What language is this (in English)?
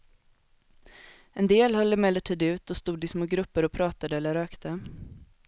Swedish